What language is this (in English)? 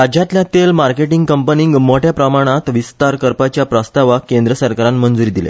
Konkani